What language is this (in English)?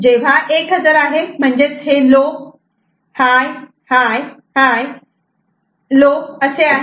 Marathi